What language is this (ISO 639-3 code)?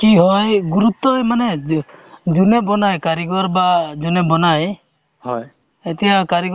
asm